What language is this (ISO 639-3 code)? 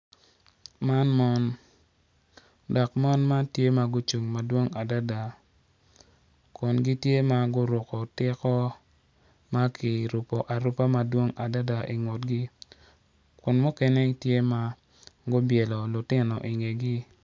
ach